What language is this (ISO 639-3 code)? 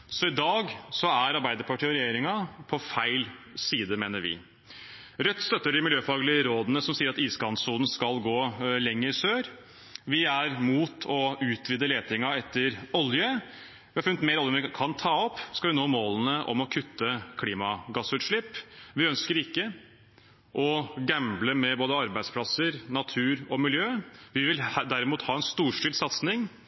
nob